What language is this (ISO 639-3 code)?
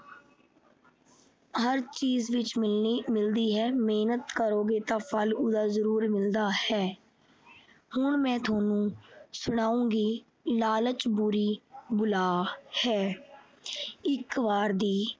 pan